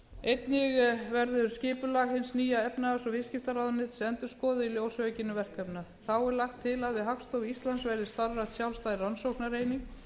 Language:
Icelandic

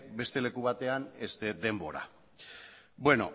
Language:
Basque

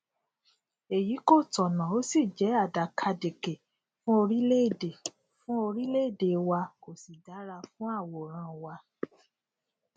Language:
Yoruba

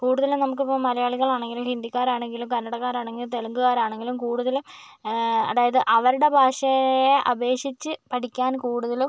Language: Malayalam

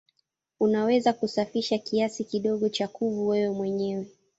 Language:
Swahili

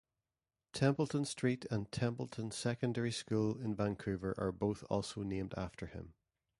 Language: English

